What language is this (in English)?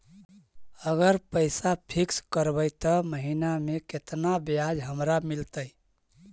Magahi